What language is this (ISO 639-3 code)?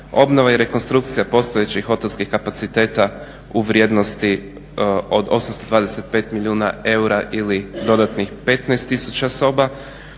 hrv